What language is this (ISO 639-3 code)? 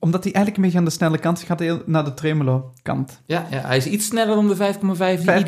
nld